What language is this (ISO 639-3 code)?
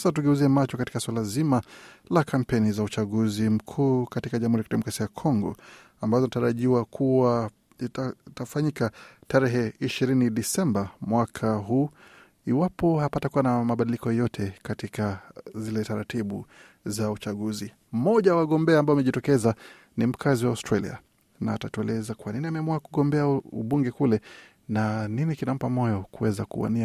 swa